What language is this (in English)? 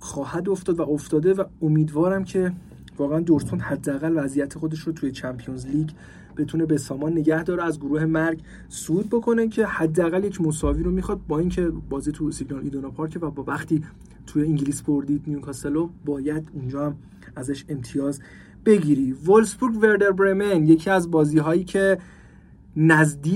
Persian